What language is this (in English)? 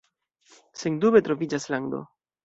Esperanto